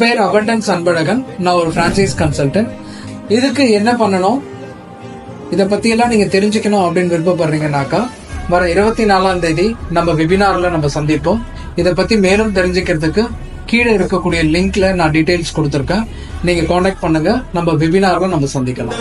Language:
Tamil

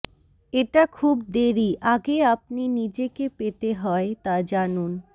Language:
Bangla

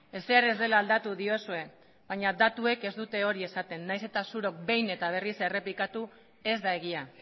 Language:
Basque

